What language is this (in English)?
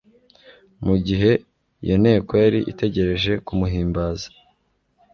Kinyarwanda